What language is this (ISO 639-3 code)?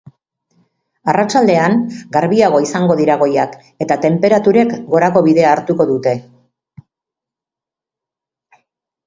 eus